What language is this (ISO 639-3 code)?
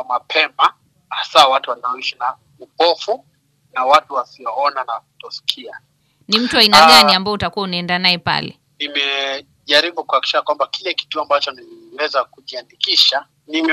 swa